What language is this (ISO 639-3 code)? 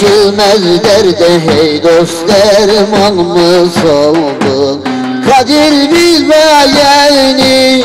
ara